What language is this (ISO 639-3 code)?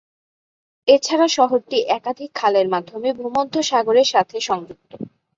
ben